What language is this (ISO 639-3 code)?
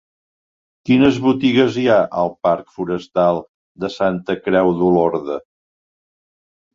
cat